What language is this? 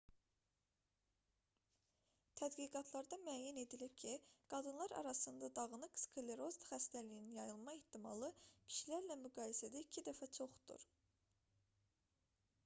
Azerbaijani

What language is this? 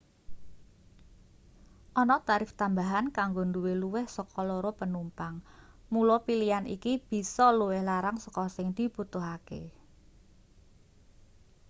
Javanese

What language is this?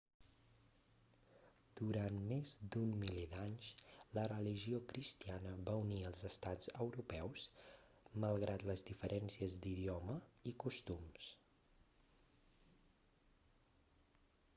Catalan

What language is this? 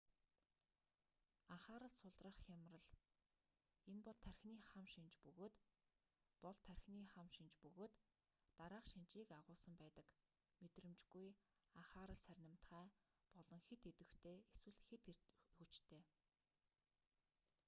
Mongolian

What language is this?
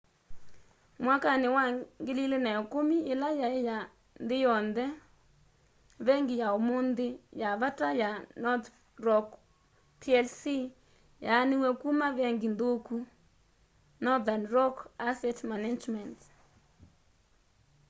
Kamba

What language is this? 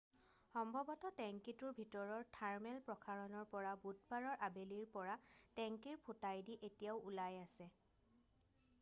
Assamese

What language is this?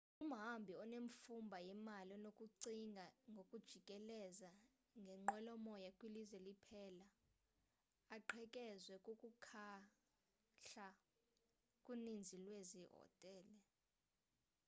Xhosa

